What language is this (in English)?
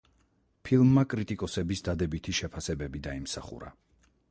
Georgian